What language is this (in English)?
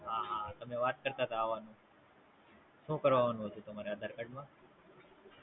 Gujarati